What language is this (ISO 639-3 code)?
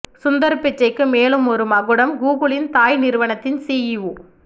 tam